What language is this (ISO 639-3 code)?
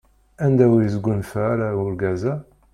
kab